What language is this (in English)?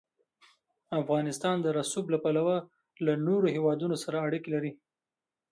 Pashto